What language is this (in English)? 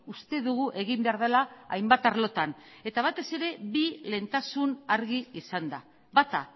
Basque